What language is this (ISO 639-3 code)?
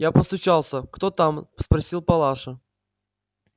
rus